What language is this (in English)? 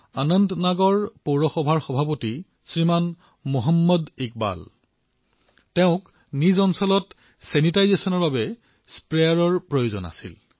Assamese